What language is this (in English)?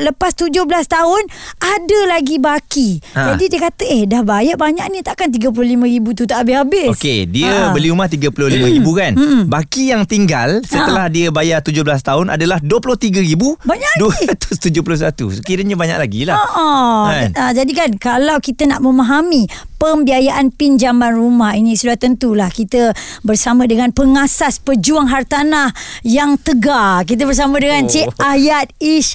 Malay